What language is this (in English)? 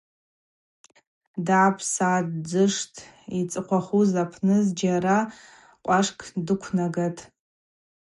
Abaza